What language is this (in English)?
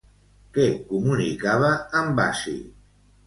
Catalan